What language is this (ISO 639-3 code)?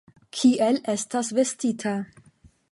epo